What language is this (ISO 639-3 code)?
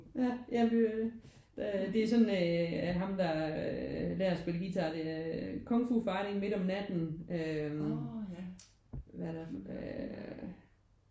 dan